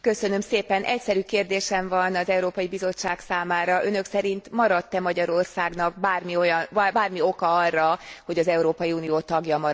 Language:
Hungarian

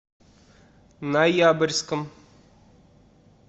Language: Russian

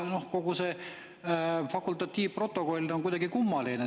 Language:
Estonian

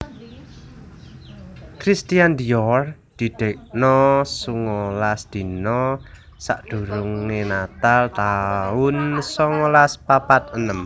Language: Javanese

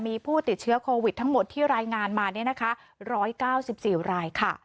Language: Thai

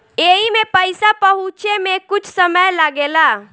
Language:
Bhojpuri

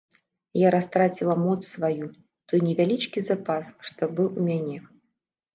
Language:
Belarusian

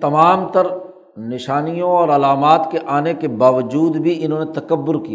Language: Urdu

